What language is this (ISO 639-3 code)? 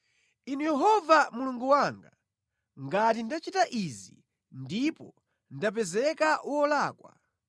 nya